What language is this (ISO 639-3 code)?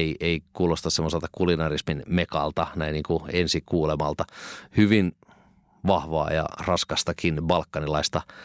fin